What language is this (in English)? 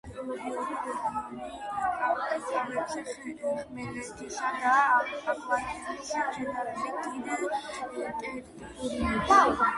Georgian